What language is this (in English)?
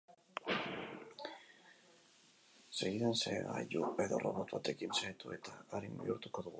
Basque